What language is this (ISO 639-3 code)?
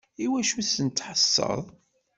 kab